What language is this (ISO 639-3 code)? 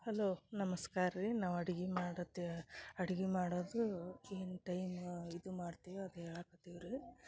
kan